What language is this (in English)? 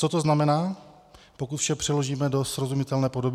Czech